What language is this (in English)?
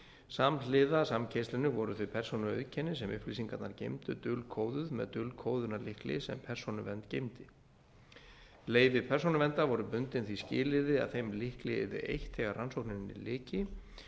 Icelandic